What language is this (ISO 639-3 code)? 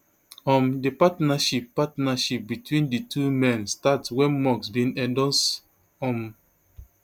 pcm